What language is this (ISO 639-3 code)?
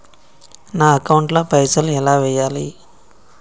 tel